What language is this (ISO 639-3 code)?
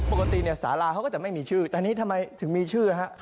tha